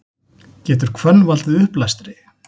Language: Icelandic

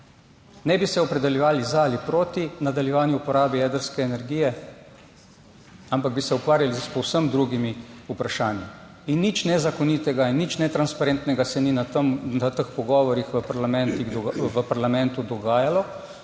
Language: Slovenian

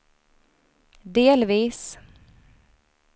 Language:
Swedish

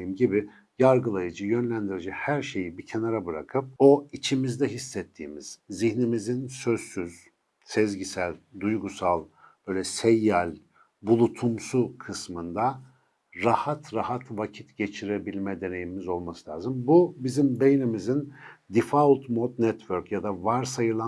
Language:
Turkish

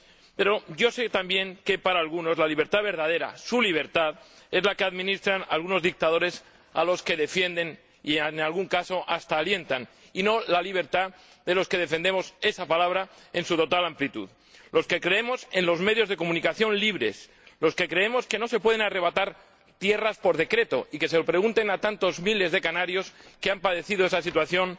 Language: Spanish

